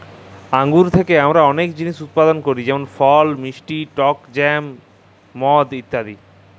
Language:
Bangla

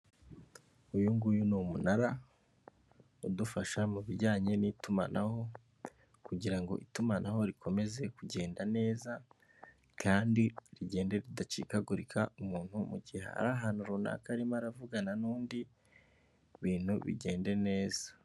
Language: Kinyarwanda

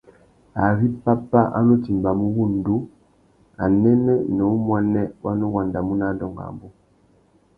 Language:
Tuki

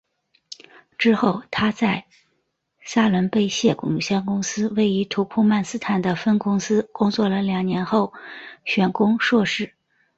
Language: Chinese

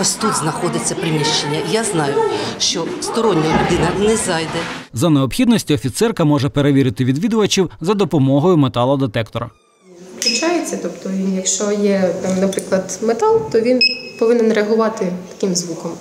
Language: Ukrainian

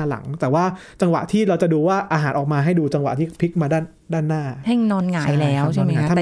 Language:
Thai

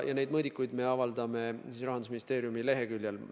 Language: Estonian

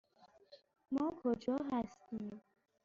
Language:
Persian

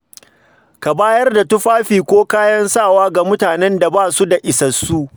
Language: Hausa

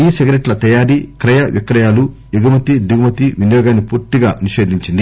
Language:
Telugu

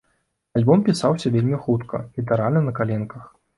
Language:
Belarusian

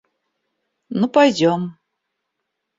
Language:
Russian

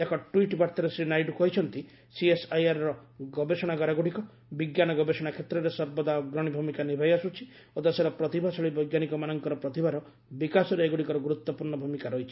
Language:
Odia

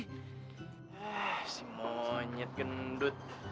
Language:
Indonesian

